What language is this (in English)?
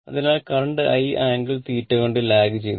Malayalam